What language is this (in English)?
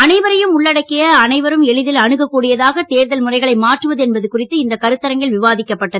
Tamil